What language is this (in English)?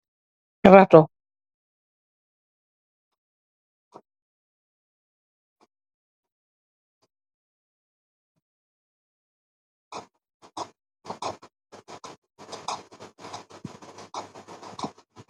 Wolof